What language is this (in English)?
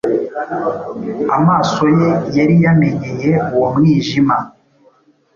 Kinyarwanda